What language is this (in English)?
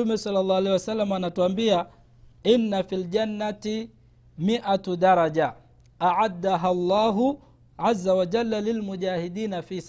Swahili